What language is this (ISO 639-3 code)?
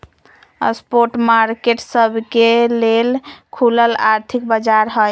mag